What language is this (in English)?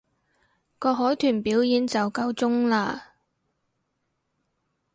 Cantonese